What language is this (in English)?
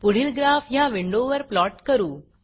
Marathi